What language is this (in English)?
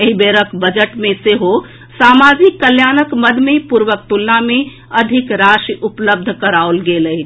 Maithili